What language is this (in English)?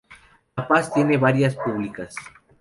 Spanish